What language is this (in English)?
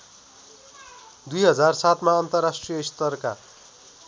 Nepali